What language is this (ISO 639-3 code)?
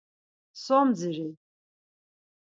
lzz